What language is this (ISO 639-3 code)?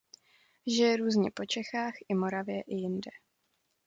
ces